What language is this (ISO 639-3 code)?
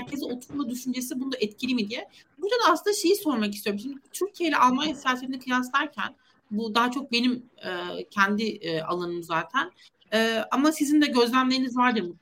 tur